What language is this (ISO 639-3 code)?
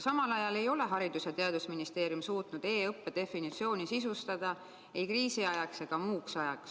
est